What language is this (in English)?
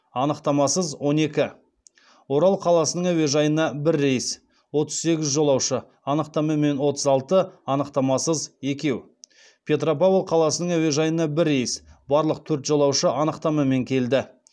Kazakh